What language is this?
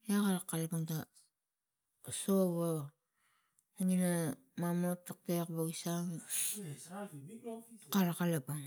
Tigak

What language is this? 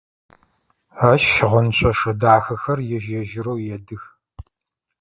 Adyghe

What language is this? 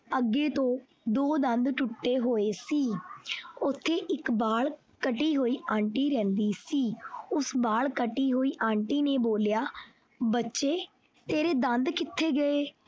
Punjabi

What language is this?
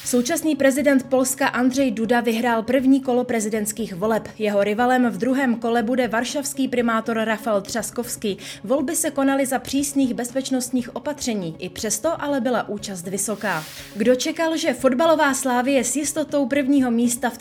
Czech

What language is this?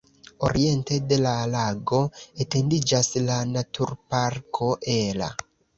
Esperanto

